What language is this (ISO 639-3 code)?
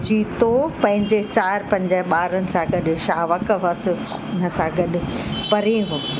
snd